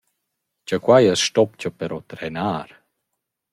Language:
Romansh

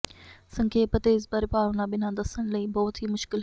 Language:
Punjabi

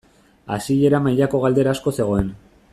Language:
Basque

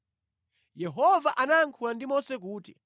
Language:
Nyanja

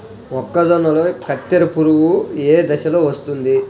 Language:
Telugu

